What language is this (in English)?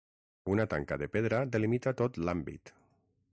Catalan